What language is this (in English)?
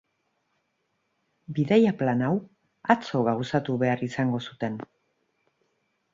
Basque